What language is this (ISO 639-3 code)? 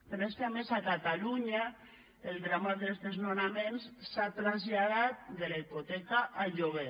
cat